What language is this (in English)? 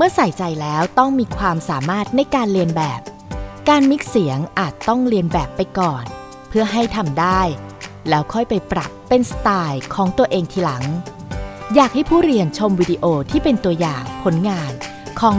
Thai